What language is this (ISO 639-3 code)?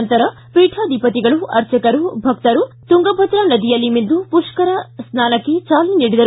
kan